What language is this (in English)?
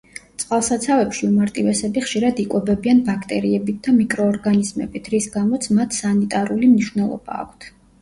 Georgian